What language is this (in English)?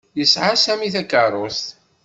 Kabyle